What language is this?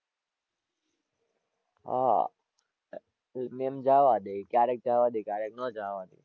Gujarati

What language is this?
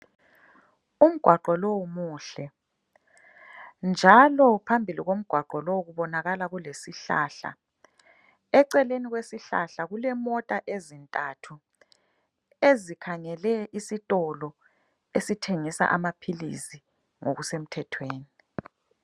North Ndebele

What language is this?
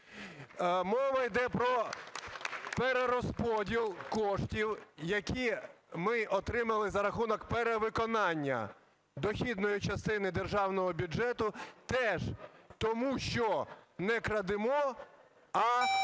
Ukrainian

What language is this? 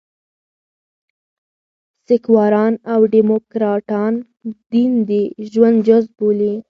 Pashto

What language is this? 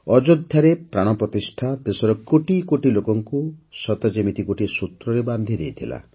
Odia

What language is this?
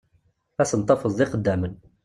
Kabyle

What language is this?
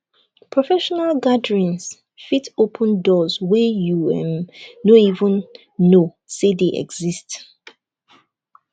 Nigerian Pidgin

